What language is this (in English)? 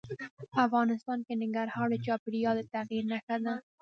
Pashto